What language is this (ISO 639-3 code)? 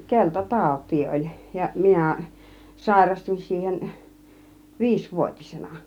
fin